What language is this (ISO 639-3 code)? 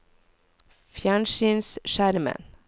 nor